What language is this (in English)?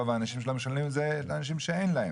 Hebrew